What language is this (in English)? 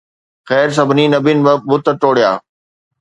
Sindhi